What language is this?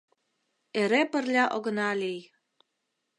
Mari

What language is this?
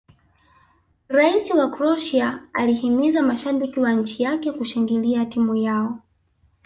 Swahili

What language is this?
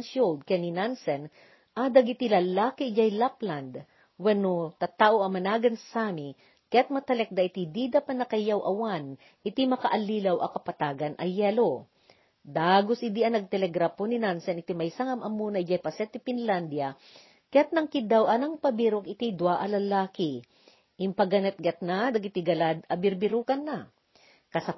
Filipino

